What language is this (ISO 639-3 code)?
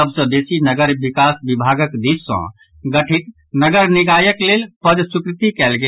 mai